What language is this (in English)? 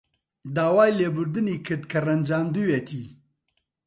Central Kurdish